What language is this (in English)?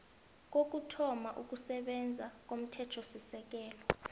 South Ndebele